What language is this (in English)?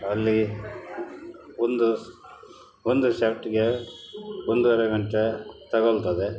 Kannada